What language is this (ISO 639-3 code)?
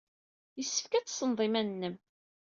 kab